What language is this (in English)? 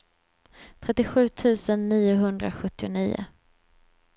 Swedish